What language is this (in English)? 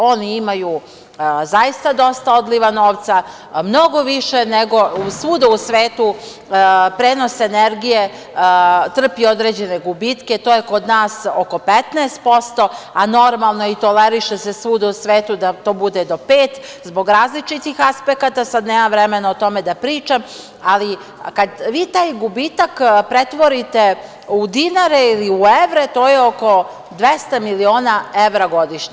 Serbian